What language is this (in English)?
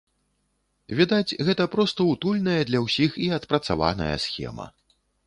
Belarusian